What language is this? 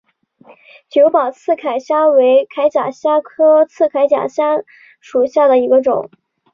Chinese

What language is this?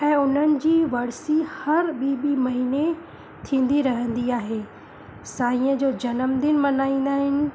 Sindhi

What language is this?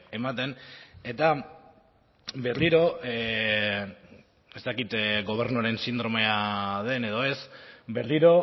Basque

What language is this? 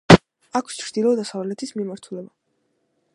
Georgian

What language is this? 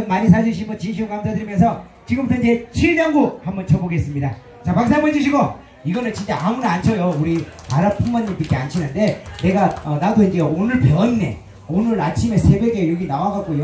Korean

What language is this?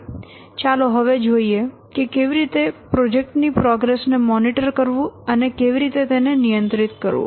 Gujarati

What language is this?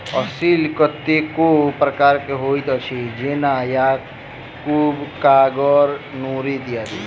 Maithili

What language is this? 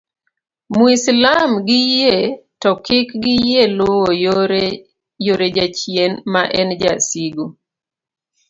Luo (Kenya and Tanzania)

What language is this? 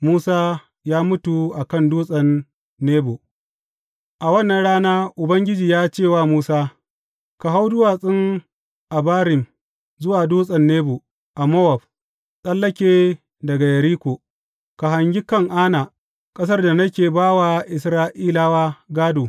Hausa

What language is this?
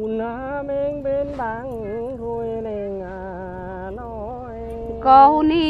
Vietnamese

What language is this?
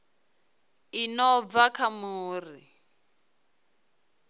Venda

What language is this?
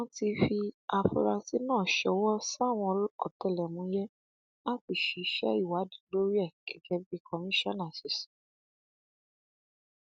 Yoruba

